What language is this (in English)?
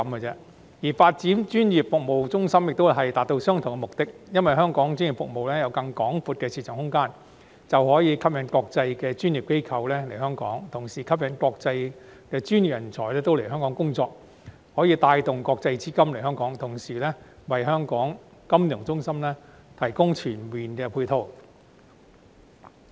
Cantonese